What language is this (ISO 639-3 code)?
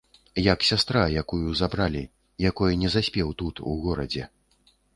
bel